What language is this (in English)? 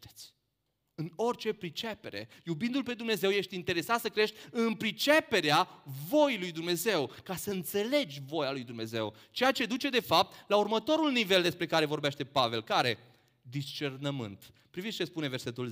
Romanian